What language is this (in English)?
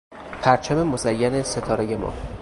Persian